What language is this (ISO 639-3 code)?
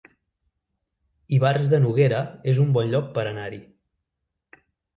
cat